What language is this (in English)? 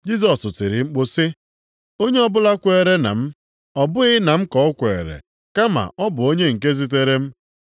Igbo